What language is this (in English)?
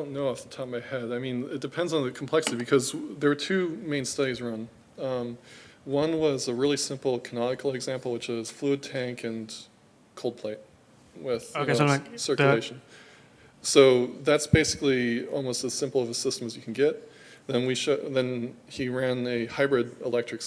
English